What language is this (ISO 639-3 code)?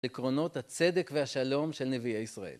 heb